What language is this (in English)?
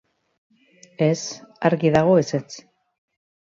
Basque